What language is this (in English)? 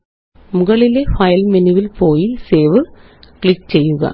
Malayalam